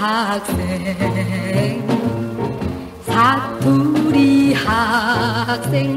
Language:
Korean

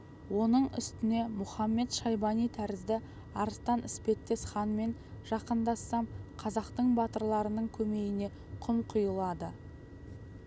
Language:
Kazakh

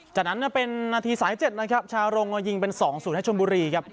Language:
Thai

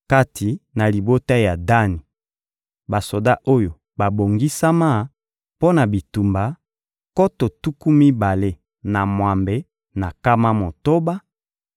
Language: Lingala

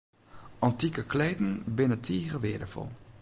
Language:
Western Frisian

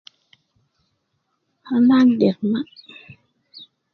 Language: Nubi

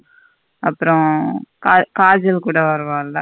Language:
Tamil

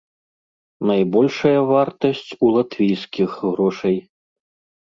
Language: Belarusian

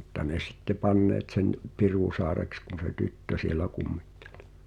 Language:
Finnish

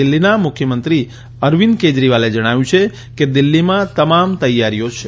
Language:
Gujarati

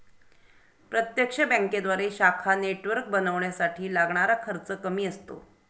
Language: Marathi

